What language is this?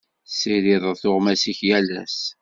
Kabyle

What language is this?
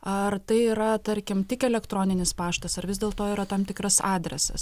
Lithuanian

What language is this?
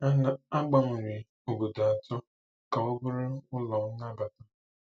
Igbo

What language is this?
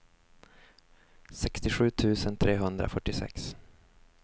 Swedish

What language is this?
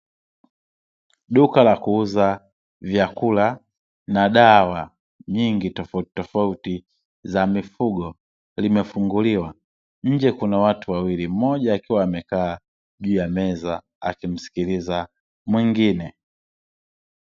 Swahili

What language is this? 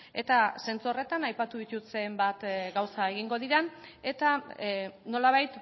Basque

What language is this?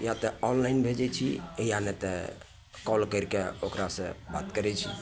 Maithili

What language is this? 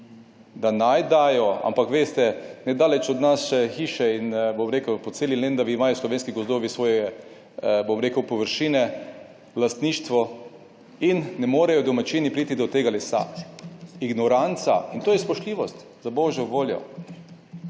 Slovenian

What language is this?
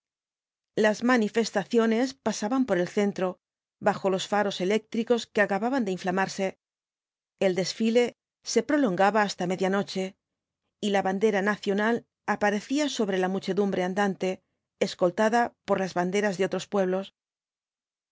Spanish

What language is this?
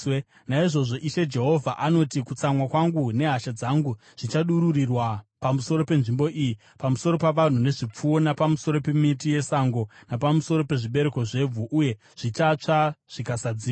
Shona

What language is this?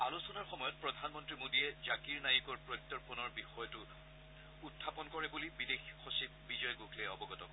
Assamese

